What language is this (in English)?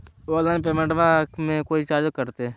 Magahi